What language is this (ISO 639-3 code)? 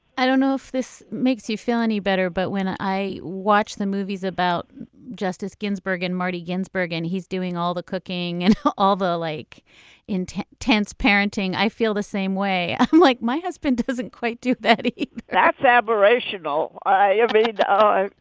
eng